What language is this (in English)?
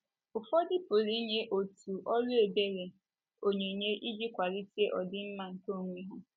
Igbo